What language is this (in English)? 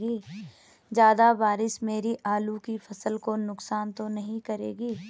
Hindi